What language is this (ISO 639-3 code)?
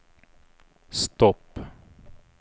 swe